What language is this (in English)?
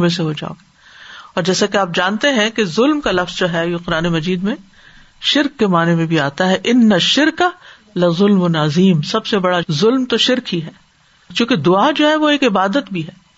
Urdu